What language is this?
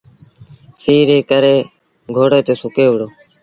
Sindhi Bhil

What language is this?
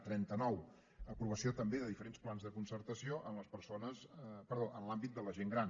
Catalan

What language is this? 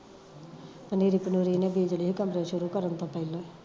Punjabi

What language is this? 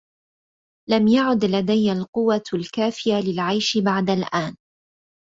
Arabic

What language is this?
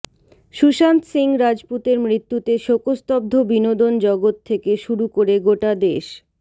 Bangla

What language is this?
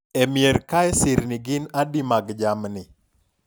Luo (Kenya and Tanzania)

